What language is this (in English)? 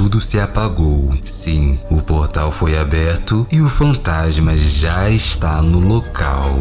Portuguese